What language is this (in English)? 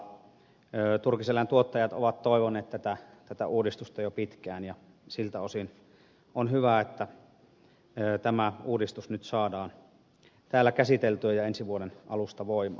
Finnish